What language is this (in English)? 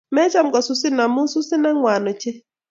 Kalenjin